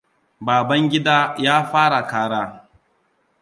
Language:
Hausa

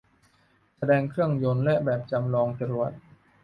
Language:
Thai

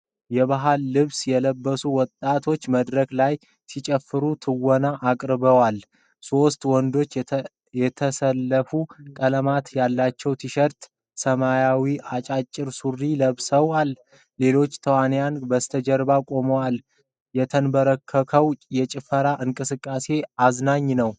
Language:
Amharic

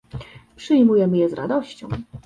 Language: Polish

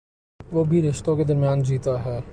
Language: Urdu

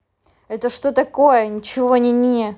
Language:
Russian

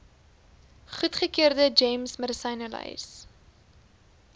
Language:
Afrikaans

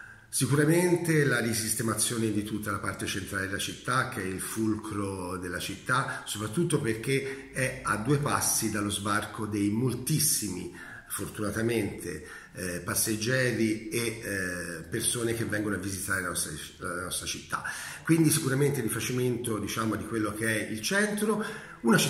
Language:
Italian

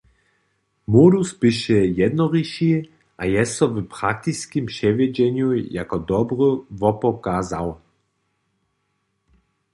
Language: Upper Sorbian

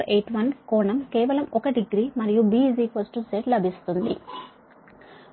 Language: Telugu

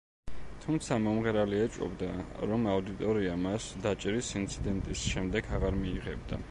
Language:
Georgian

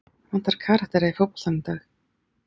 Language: Icelandic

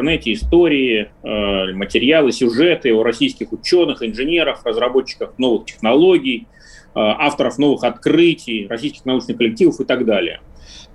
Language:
Russian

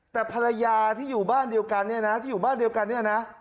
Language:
Thai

